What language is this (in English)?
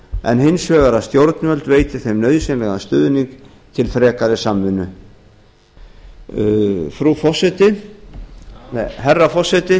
Icelandic